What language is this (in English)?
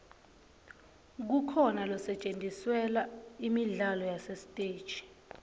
Swati